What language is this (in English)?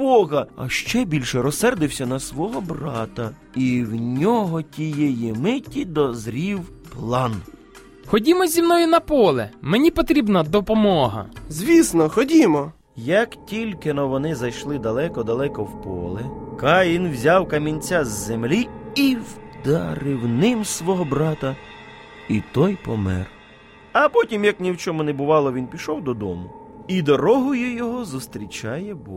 Ukrainian